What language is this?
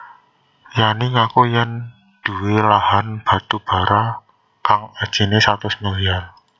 Javanese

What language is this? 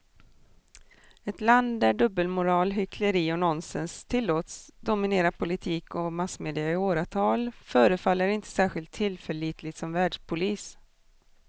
Swedish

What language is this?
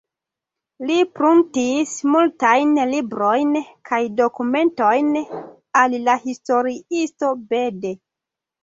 Esperanto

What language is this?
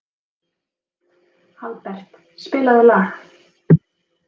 Icelandic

